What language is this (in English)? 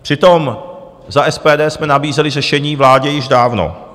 Czech